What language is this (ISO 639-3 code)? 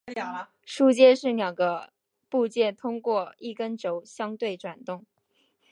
zho